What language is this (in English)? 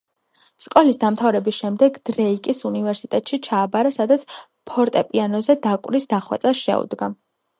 Georgian